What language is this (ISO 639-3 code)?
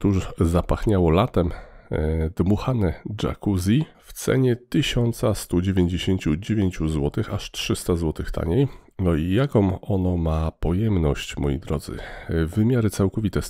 pol